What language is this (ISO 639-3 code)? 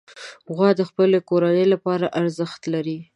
pus